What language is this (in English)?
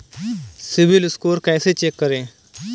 Hindi